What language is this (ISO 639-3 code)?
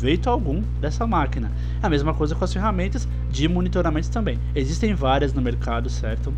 por